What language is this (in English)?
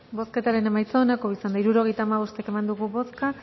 Basque